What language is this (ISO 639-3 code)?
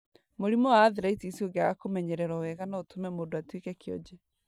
kik